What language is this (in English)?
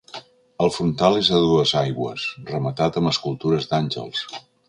Catalan